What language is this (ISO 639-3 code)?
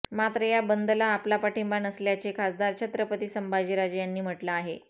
mar